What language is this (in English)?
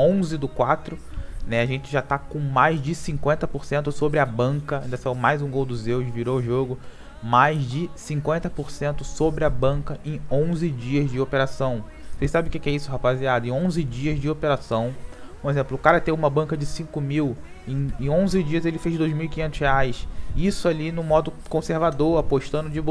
Portuguese